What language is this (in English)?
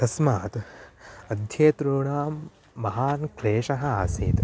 Sanskrit